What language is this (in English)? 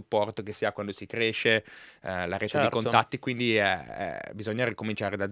Italian